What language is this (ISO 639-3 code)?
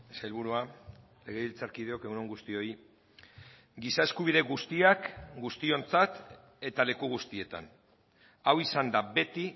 eus